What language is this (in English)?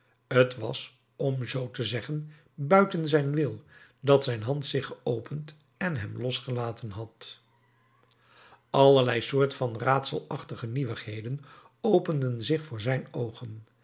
Dutch